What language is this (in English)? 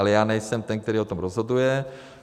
Czech